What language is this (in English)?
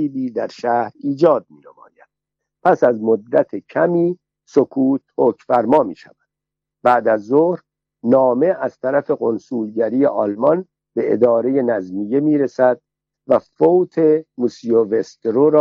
Persian